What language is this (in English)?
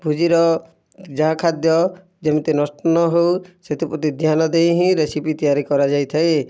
Odia